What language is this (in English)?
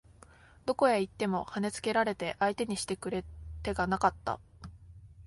Japanese